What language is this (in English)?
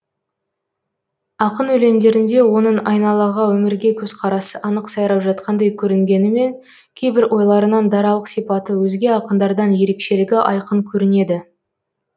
Kazakh